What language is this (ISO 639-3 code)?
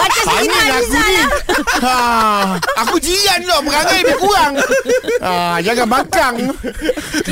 msa